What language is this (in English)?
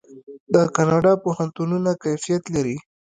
Pashto